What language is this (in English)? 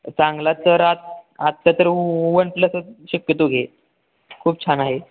Marathi